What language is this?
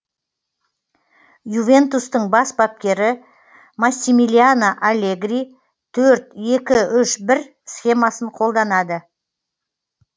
Kazakh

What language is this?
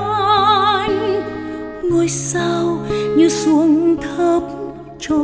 Vietnamese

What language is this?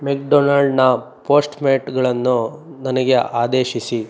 Kannada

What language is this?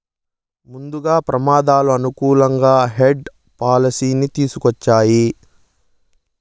Telugu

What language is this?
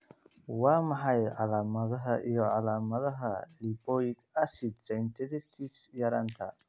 Somali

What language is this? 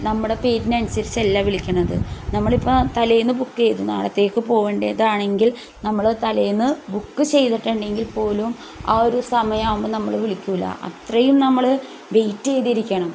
Malayalam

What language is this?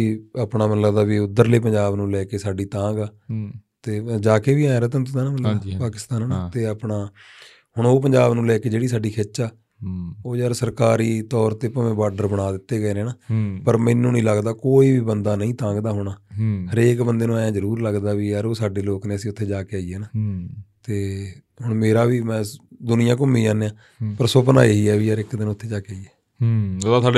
Punjabi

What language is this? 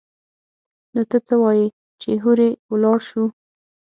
Pashto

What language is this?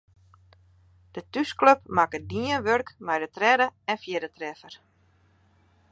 Western Frisian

